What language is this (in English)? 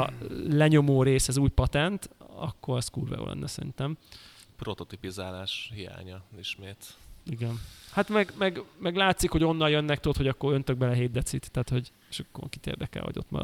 Hungarian